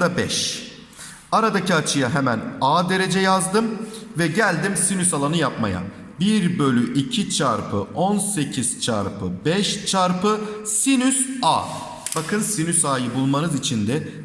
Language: Turkish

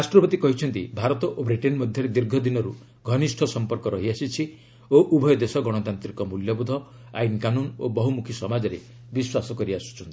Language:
Odia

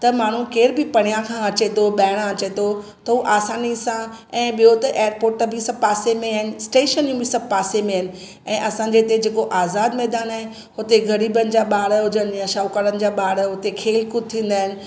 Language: Sindhi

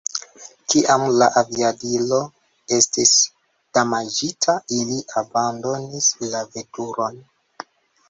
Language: Esperanto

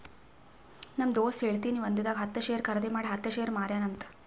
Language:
Kannada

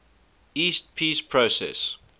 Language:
English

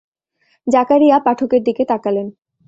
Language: Bangla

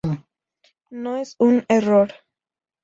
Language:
Spanish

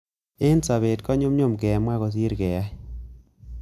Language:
Kalenjin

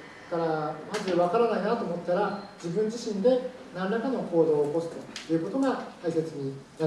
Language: Japanese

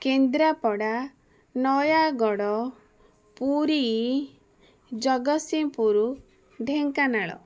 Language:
Odia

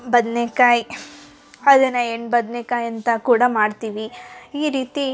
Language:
Kannada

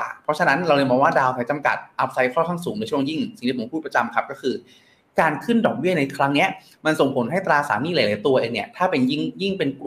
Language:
Thai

